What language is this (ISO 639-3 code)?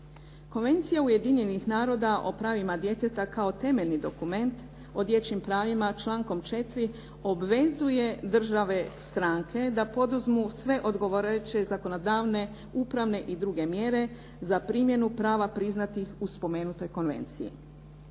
hrv